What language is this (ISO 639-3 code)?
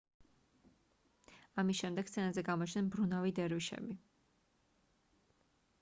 kat